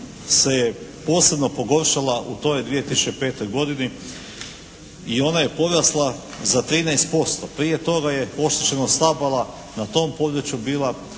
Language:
Croatian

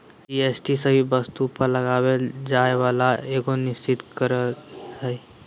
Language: Magahi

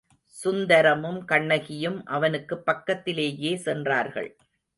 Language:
Tamil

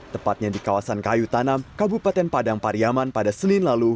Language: Indonesian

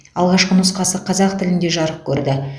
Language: Kazakh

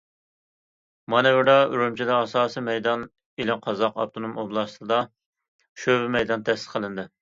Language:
Uyghur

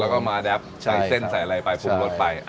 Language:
Thai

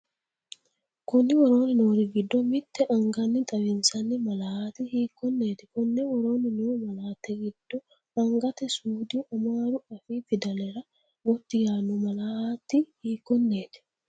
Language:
Sidamo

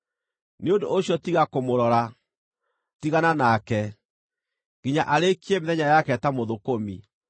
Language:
Kikuyu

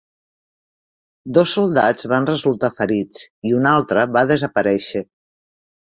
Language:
Catalan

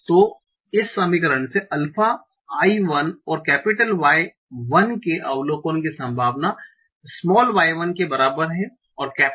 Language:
Hindi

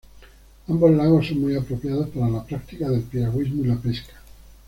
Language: Spanish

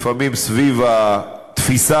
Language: Hebrew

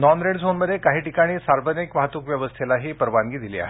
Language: Marathi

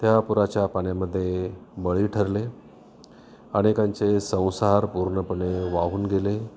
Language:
Marathi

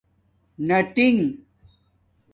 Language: Domaaki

